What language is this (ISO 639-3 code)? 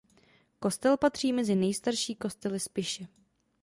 ces